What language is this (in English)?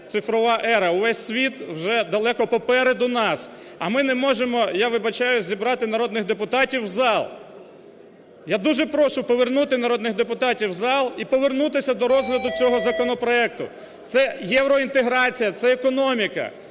Ukrainian